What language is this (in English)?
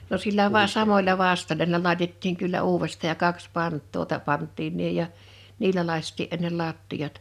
Finnish